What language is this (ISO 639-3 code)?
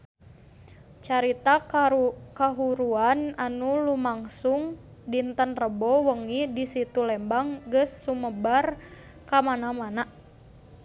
sun